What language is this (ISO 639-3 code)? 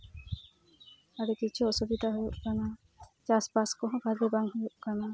sat